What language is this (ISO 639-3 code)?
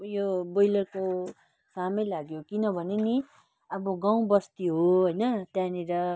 nep